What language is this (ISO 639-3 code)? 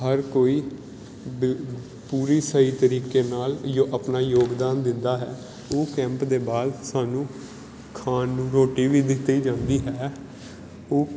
pan